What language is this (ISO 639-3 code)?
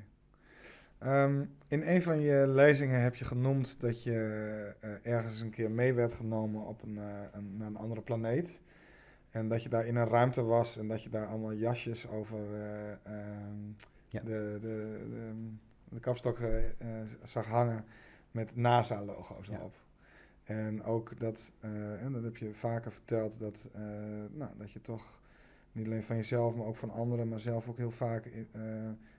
nld